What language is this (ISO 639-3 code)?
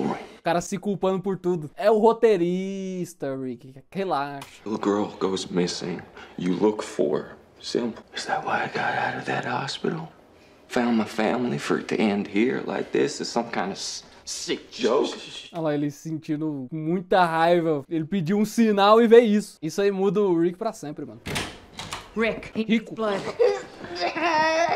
por